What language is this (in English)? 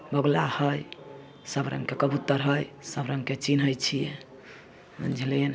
Maithili